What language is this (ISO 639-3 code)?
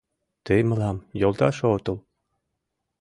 chm